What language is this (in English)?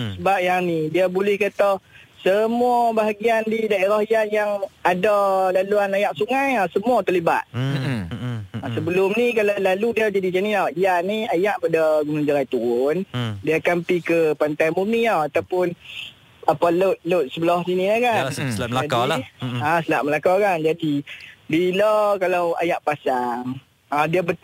Malay